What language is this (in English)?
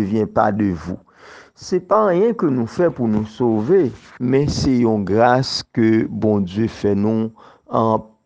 French